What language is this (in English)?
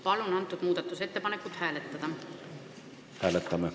Estonian